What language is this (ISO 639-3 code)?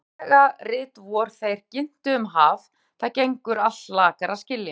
isl